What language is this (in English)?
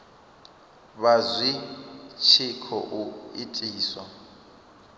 Venda